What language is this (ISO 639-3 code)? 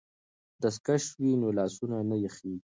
pus